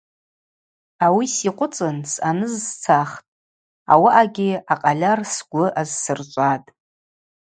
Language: Abaza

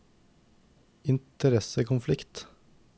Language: Norwegian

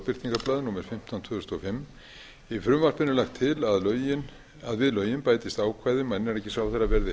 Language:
Icelandic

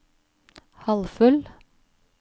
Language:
Norwegian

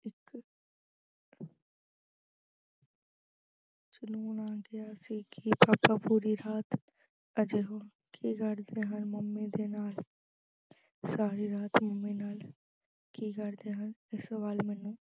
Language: Punjabi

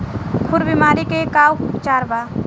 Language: Bhojpuri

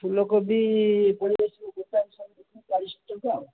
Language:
Odia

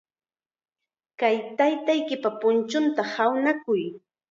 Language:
Chiquián Ancash Quechua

